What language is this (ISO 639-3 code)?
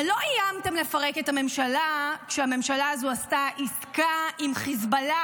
heb